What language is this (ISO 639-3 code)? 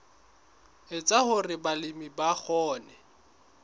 sot